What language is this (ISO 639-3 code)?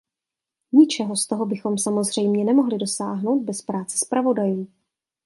ces